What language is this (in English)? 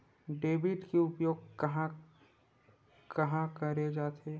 Chhattisgarhi